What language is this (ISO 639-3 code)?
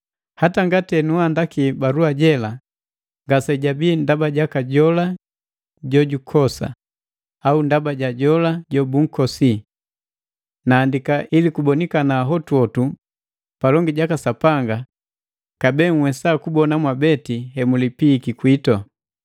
mgv